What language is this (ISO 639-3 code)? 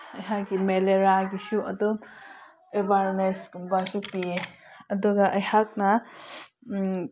mni